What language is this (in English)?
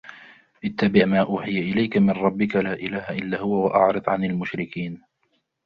Arabic